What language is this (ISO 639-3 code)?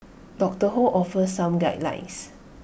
eng